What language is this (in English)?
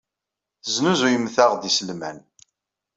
Kabyle